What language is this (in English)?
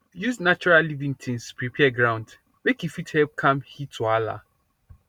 Nigerian Pidgin